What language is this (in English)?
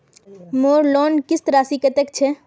Magahi